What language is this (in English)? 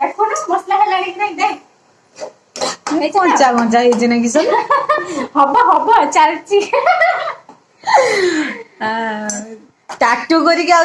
Odia